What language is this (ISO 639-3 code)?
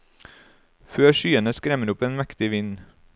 nor